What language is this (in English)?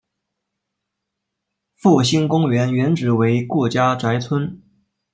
Chinese